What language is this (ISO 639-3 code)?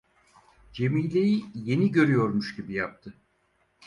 tur